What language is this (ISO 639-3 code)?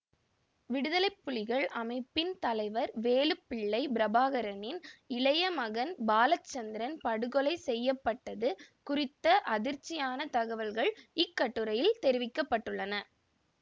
tam